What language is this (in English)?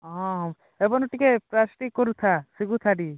Odia